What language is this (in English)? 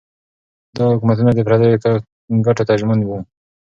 Pashto